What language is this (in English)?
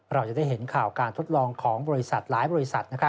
Thai